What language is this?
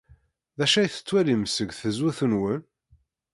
Kabyle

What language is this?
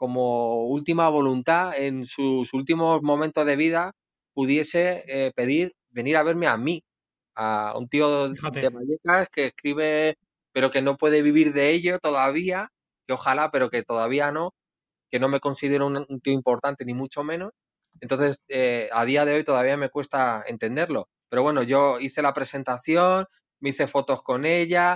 Spanish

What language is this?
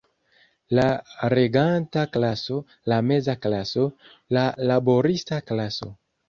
Esperanto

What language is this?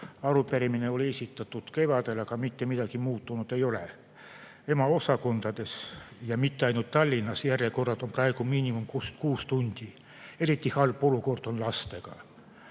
Estonian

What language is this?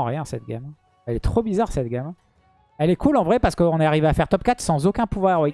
French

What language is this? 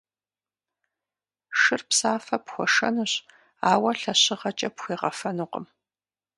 Kabardian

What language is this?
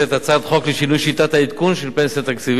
Hebrew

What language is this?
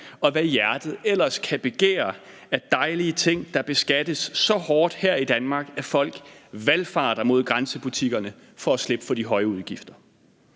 Danish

